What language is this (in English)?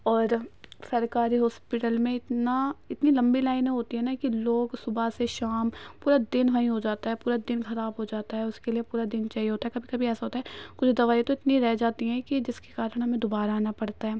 Urdu